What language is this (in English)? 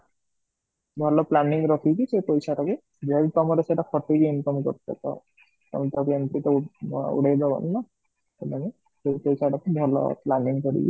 Odia